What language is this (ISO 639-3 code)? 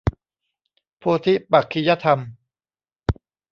tha